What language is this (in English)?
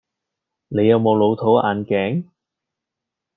Cantonese